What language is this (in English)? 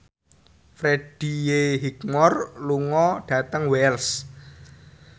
Javanese